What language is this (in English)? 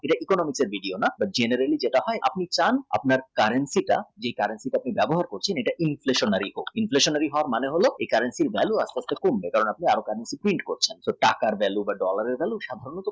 Bangla